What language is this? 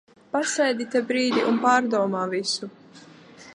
Latvian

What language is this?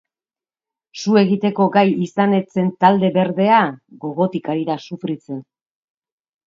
Basque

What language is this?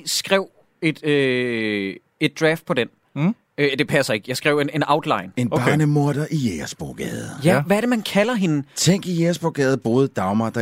Danish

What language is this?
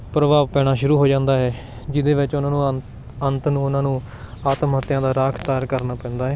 Punjabi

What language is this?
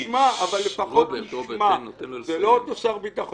Hebrew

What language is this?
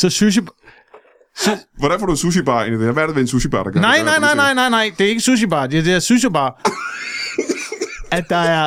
Danish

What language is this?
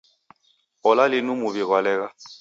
Taita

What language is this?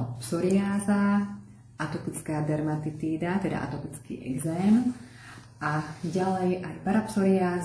Slovak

